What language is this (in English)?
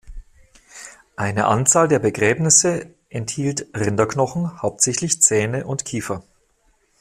German